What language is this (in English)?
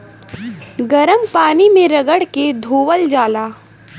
Bhojpuri